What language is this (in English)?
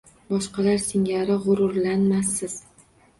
Uzbek